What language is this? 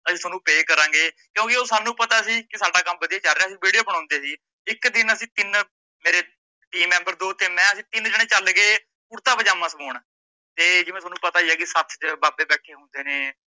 Punjabi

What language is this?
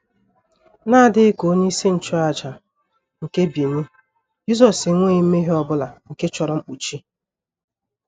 Igbo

